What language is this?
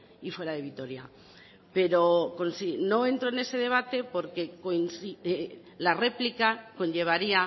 Spanish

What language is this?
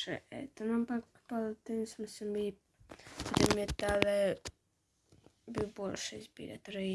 Slovenian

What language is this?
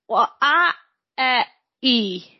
Welsh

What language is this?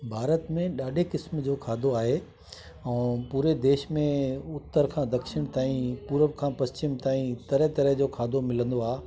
Sindhi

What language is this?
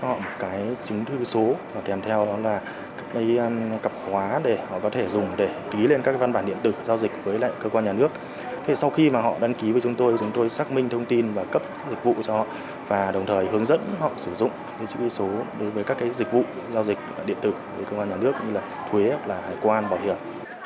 Vietnamese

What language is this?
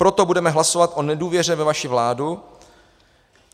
Czech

